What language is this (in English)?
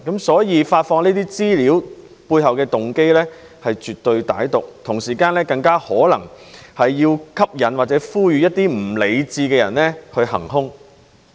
Cantonese